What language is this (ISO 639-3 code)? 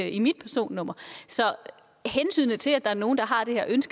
dan